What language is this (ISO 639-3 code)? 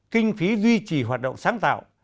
vie